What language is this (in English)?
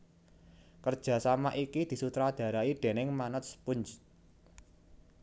Javanese